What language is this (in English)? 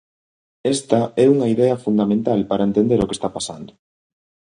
Galician